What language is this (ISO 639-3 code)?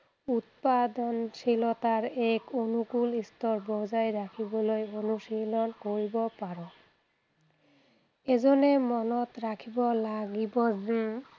asm